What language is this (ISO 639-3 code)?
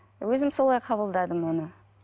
kaz